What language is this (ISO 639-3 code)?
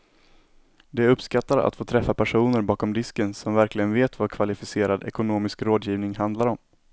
swe